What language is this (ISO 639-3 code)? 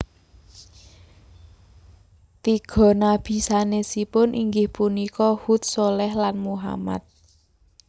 jav